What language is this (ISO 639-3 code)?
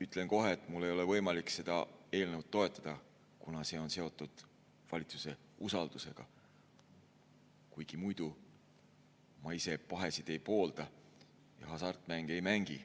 est